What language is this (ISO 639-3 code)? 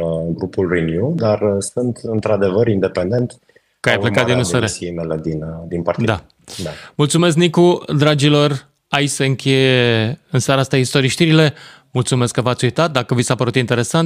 ron